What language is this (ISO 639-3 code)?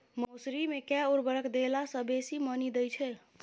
mai